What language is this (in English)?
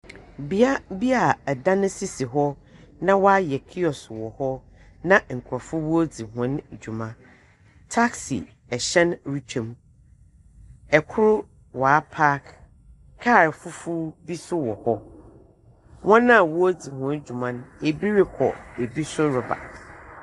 Akan